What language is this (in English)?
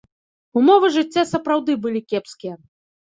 Belarusian